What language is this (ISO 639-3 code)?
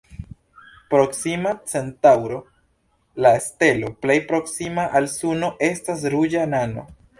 epo